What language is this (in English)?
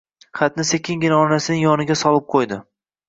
Uzbek